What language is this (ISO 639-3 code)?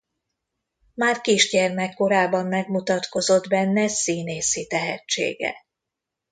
hun